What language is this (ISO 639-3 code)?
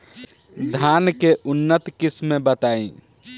bho